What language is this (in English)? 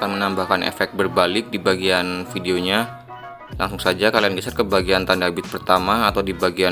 Indonesian